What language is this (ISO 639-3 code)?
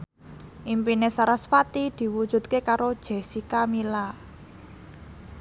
jav